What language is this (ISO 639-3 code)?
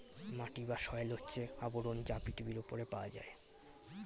ben